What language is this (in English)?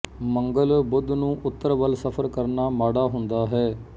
Punjabi